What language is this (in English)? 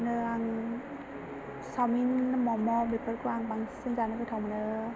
Bodo